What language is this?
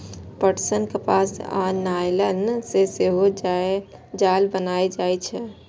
Maithili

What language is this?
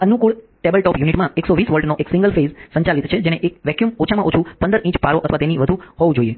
Gujarati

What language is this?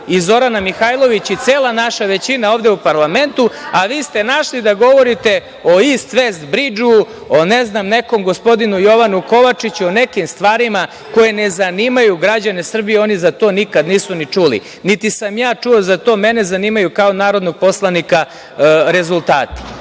Serbian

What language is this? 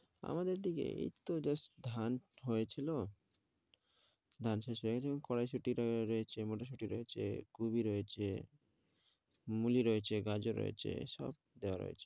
Bangla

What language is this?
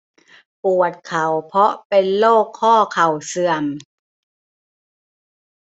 Thai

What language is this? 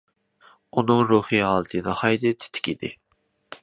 Uyghur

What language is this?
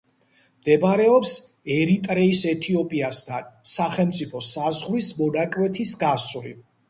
Georgian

